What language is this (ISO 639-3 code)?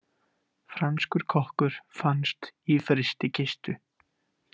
isl